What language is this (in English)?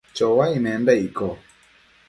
Matsés